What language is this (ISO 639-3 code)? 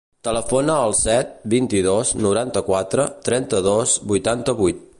cat